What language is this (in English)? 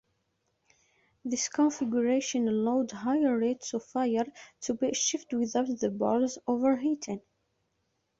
English